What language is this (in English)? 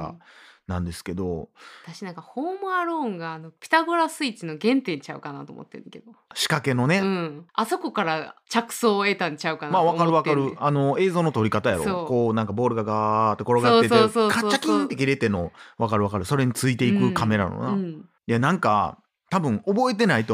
Japanese